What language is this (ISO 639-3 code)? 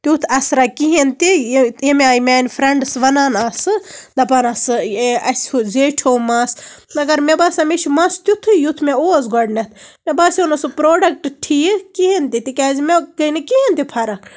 kas